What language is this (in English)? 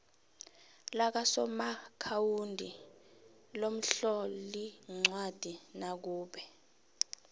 South Ndebele